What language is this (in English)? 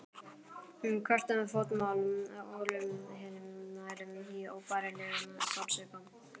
Icelandic